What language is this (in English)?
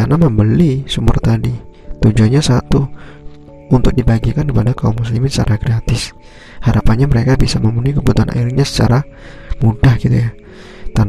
Indonesian